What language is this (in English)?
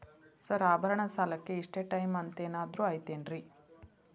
Kannada